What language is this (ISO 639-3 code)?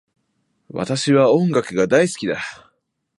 jpn